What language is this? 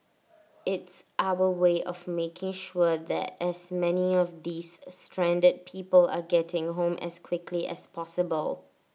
English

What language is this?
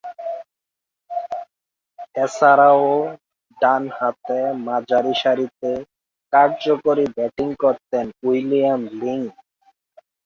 Bangla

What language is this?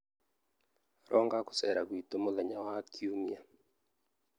Kikuyu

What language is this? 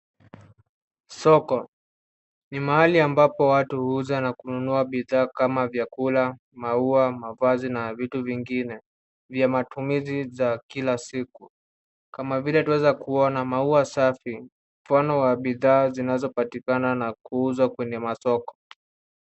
Swahili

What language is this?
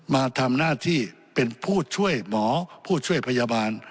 Thai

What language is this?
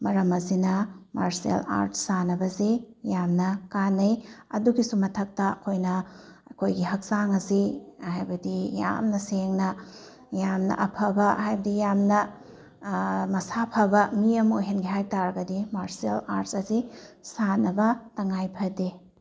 Manipuri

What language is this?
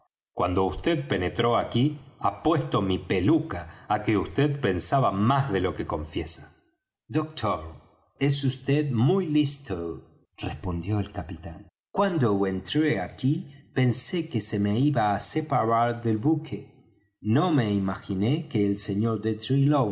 Spanish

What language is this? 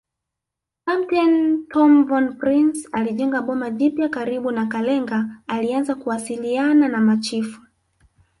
Swahili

